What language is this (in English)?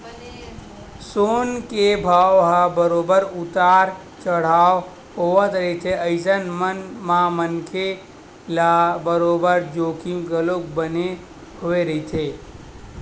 Chhattisgarhi